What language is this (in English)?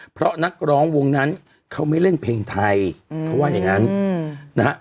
Thai